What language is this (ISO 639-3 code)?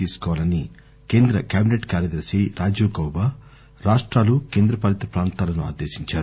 tel